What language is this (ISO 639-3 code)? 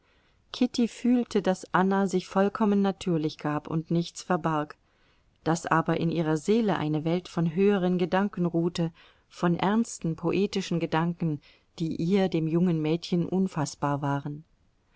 deu